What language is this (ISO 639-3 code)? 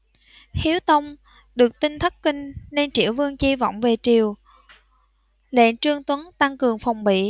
vie